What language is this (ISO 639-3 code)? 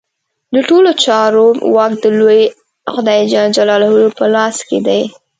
pus